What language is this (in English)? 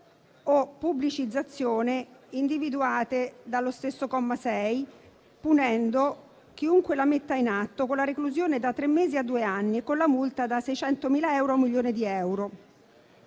Italian